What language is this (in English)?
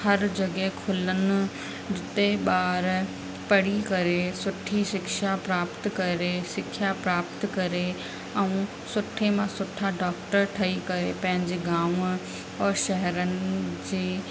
Sindhi